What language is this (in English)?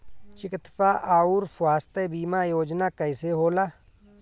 Bhojpuri